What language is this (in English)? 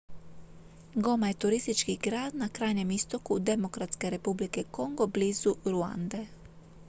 Croatian